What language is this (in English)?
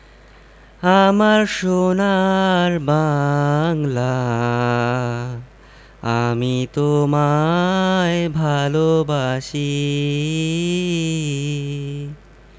Bangla